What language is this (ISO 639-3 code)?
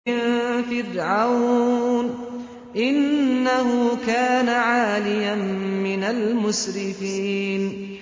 ara